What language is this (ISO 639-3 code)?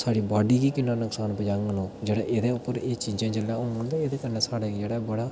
doi